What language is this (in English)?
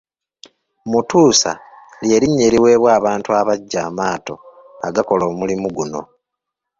Ganda